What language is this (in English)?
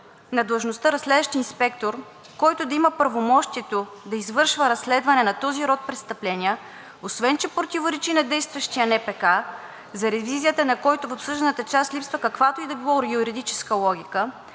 Bulgarian